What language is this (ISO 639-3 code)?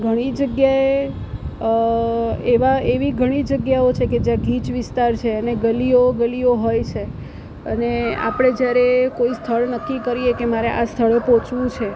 guj